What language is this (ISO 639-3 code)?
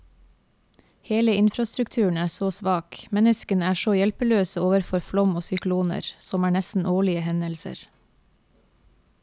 nor